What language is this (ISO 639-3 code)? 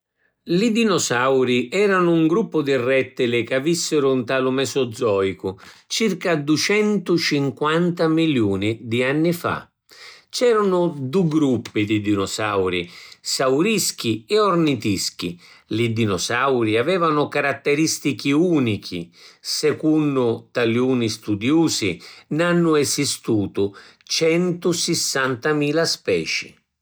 scn